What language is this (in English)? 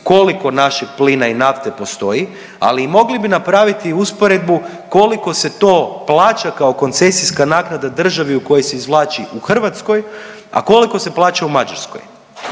Croatian